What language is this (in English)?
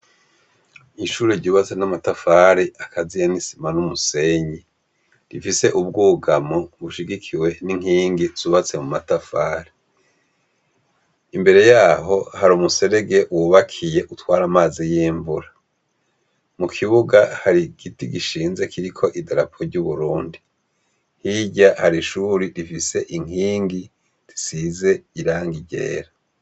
Rundi